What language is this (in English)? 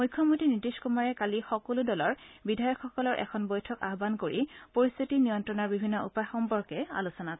Assamese